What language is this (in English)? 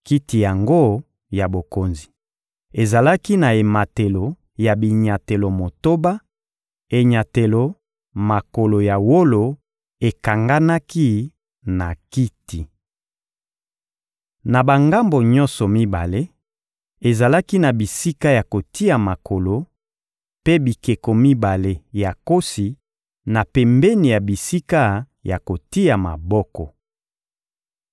Lingala